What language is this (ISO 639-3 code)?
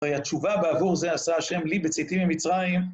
heb